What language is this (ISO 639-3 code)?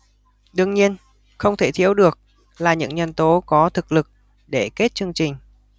vie